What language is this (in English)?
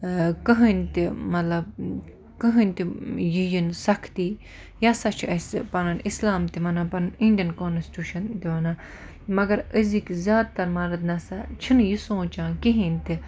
Kashmiri